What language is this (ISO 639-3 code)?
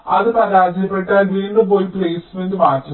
mal